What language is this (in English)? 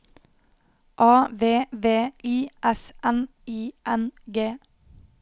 Norwegian